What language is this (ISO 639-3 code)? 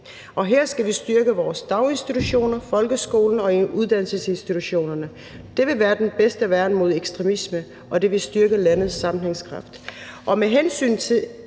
dan